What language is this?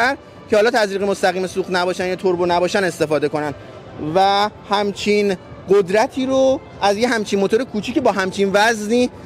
Persian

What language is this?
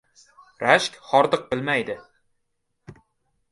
Uzbek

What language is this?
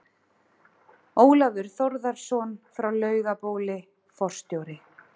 Icelandic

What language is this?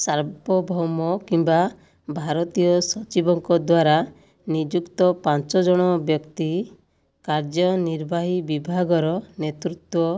Odia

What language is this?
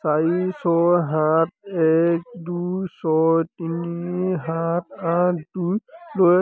Assamese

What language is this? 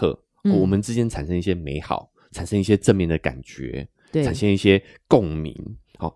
Chinese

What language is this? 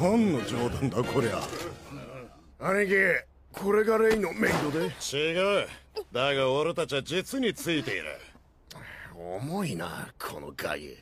Japanese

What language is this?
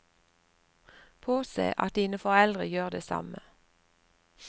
Norwegian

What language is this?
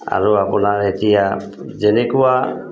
Assamese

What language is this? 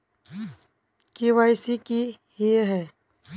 Magahi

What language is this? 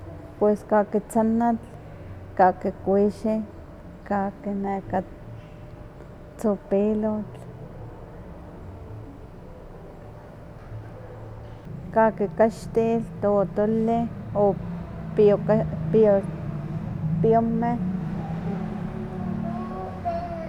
Huaxcaleca Nahuatl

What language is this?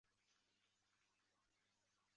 Chinese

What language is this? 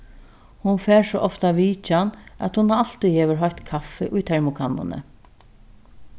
Faroese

